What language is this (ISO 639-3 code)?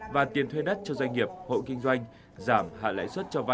vie